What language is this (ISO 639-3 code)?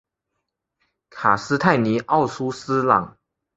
zho